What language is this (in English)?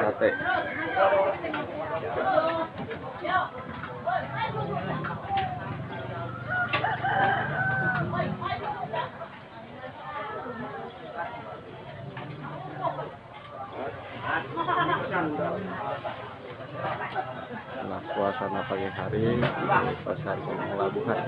Indonesian